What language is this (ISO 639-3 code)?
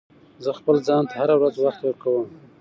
pus